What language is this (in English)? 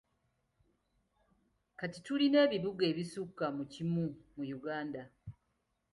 Ganda